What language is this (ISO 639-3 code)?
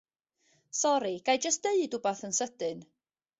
cym